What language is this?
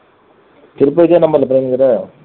Tamil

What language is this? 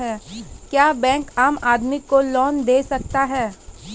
Maithili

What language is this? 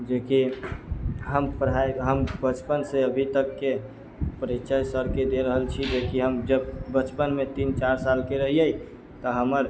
Maithili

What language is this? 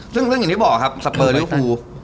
Thai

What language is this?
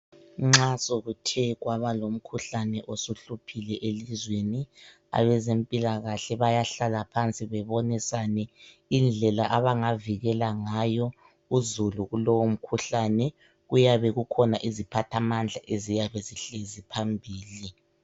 North Ndebele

